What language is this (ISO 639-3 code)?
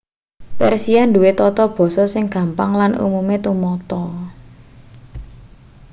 jav